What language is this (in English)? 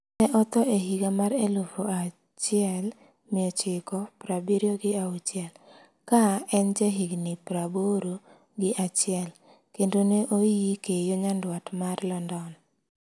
Luo (Kenya and Tanzania)